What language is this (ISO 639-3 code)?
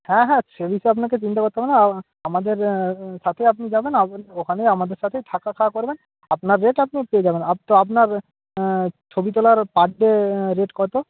ben